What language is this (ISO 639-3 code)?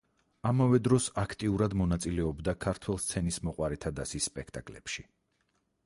kat